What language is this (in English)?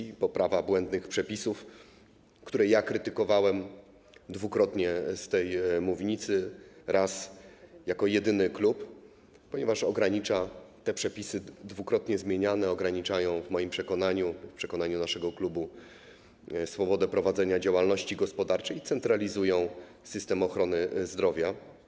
Polish